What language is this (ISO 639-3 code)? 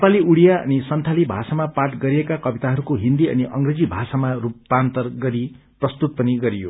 nep